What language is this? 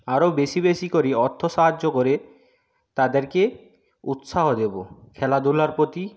Bangla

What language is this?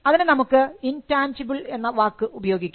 Malayalam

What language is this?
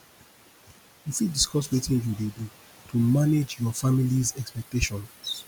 Nigerian Pidgin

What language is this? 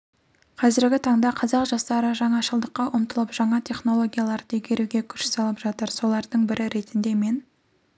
Kazakh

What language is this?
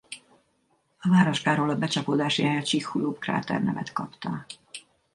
Hungarian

